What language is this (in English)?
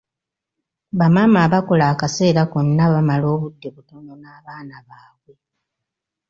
Ganda